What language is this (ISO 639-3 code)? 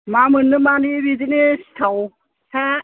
brx